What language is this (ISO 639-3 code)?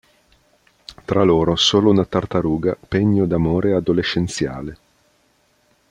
ita